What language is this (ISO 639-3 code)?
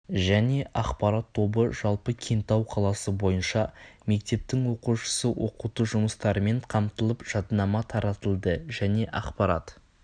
kaz